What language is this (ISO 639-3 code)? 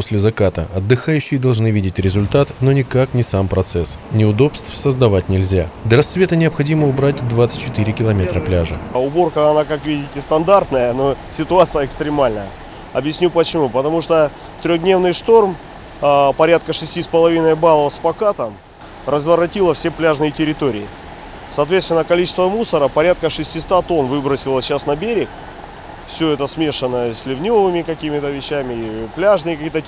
rus